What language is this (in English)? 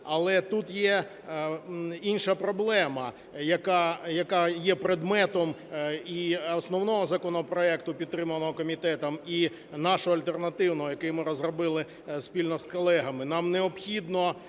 Ukrainian